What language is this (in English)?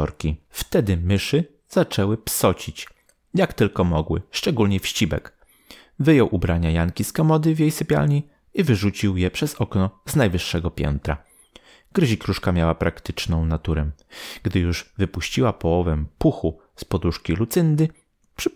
Polish